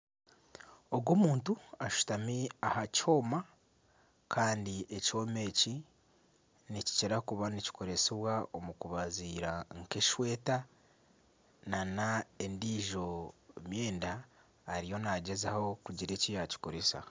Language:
Nyankole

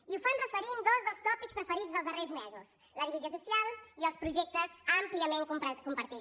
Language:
Catalan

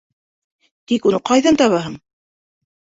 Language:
Bashkir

